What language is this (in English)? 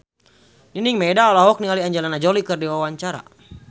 Sundanese